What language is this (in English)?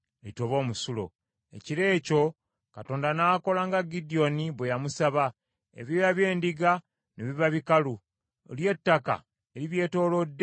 Ganda